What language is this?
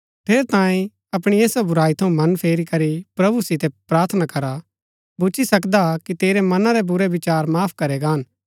Gaddi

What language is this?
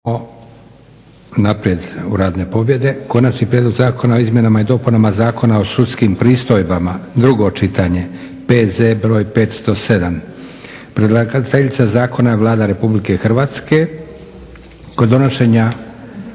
Croatian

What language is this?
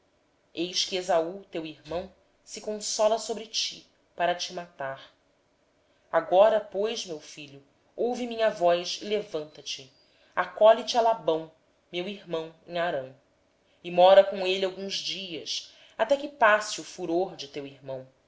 Portuguese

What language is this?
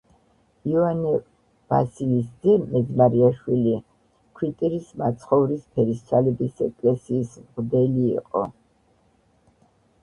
Georgian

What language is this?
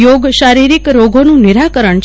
Gujarati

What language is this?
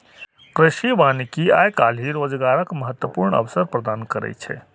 Maithili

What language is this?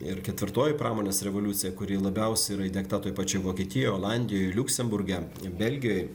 Lithuanian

